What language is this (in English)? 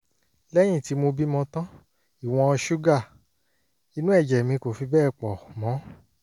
Yoruba